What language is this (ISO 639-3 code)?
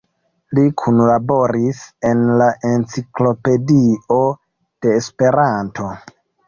epo